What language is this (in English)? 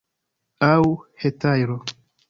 Esperanto